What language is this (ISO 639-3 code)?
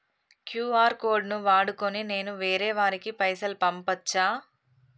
tel